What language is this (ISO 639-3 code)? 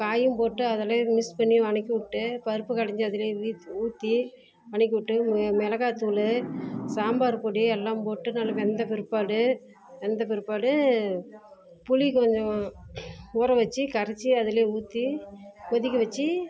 tam